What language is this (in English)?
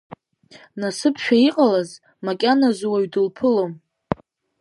Abkhazian